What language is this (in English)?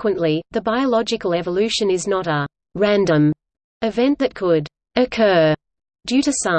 English